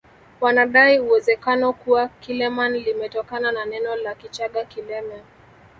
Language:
Swahili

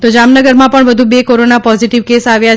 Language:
Gujarati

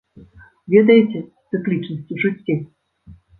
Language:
Belarusian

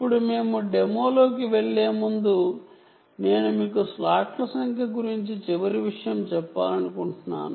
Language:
Telugu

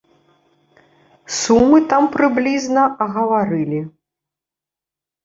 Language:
Belarusian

